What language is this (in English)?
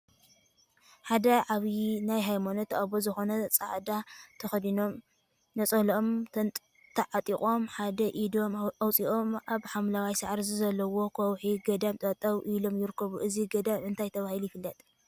Tigrinya